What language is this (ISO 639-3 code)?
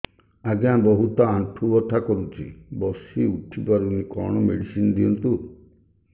ori